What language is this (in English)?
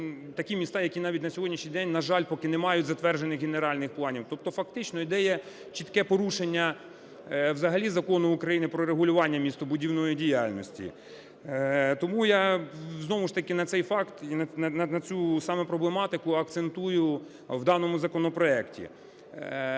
Ukrainian